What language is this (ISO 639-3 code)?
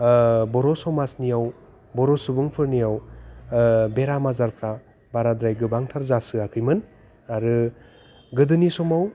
brx